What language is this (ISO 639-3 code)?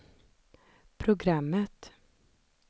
swe